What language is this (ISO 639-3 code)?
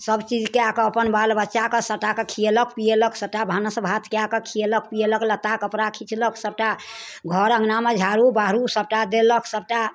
mai